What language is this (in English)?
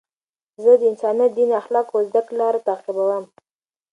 Pashto